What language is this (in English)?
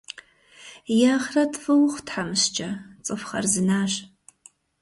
Kabardian